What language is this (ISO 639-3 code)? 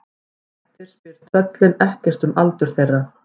isl